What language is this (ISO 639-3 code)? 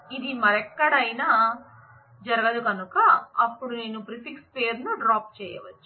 tel